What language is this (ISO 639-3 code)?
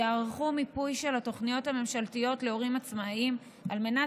heb